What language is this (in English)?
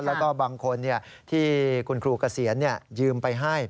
Thai